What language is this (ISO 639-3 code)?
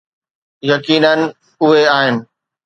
snd